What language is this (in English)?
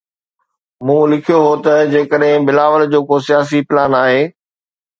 Sindhi